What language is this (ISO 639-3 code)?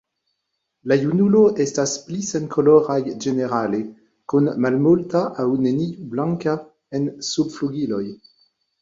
epo